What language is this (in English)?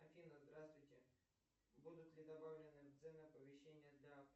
Russian